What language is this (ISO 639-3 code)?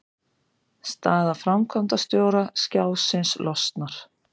isl